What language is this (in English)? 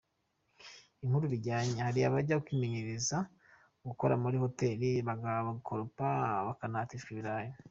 Kinyarwanda